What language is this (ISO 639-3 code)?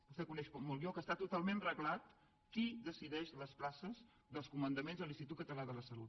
cat